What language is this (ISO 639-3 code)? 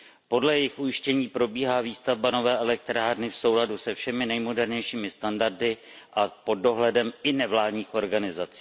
ces